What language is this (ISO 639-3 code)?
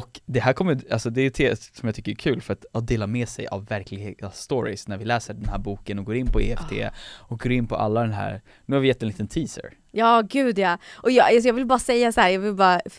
swe